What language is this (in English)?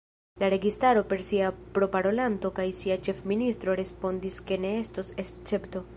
Esperanto